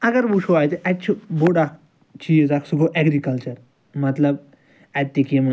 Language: Kashmiri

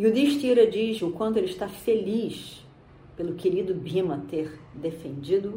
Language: Portuguese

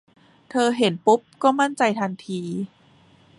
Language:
Thai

